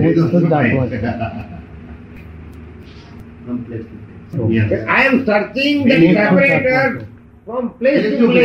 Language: Hindi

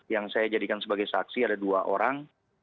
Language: Indonesian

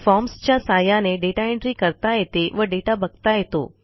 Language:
Marathi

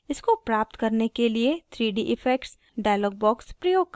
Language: Hindi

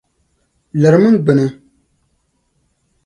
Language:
Dagbani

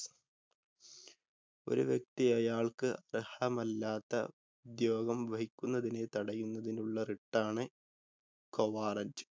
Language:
Malayalam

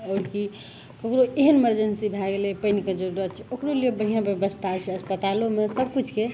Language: Maithili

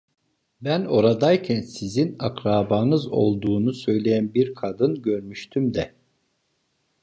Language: Turkish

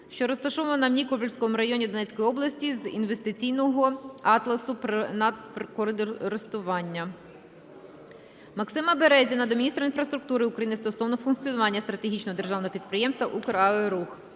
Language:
Ukrainian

